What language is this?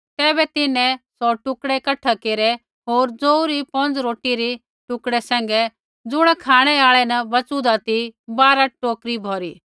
Kullu Pahari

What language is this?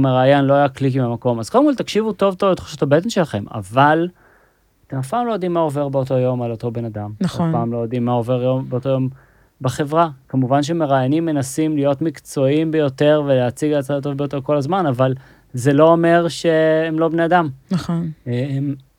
Hebrew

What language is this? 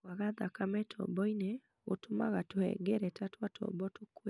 Kikuyu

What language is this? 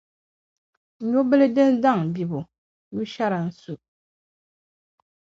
Dagbani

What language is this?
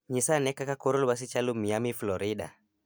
Luo (Kenya and Tanzania)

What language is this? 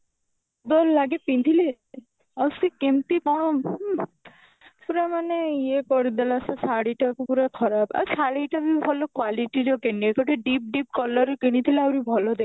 Odia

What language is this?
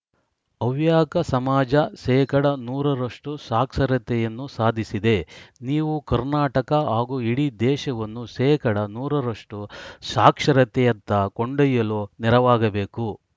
Kannada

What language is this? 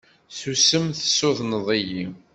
Kabyle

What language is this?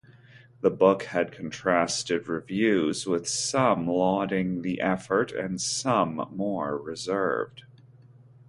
English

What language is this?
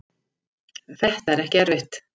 Icelandic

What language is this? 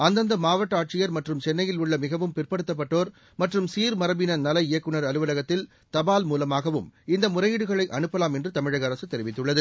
Tamil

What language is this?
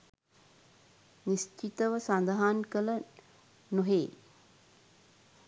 Sinhala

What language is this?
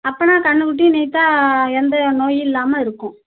Tamil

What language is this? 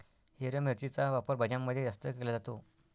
Marathi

